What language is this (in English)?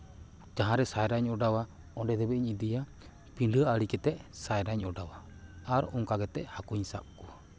Santali